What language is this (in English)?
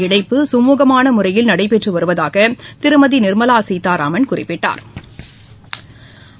Tamil